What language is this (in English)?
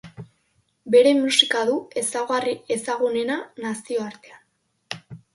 Basque